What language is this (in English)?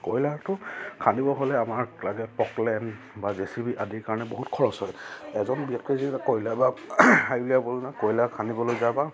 Assamese